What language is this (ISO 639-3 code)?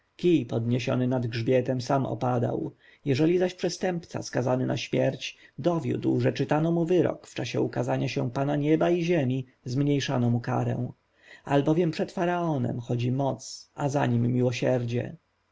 pol